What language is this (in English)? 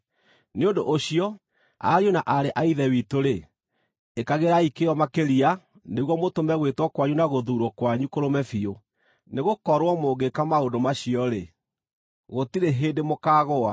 Kikuyu